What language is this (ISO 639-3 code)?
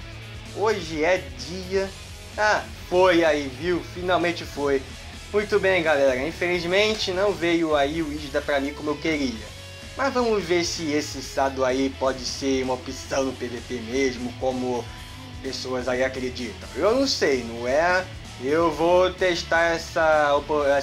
por